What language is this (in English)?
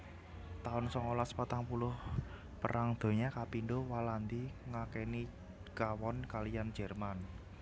Javanese